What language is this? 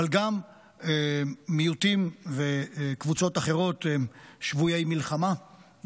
Hebrew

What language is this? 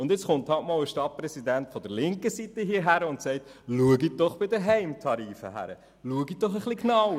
Swiss German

